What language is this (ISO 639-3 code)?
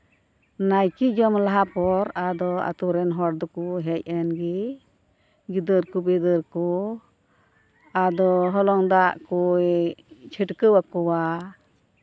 sat